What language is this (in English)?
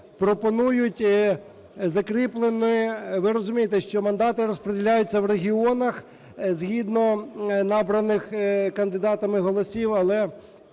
Ukrainian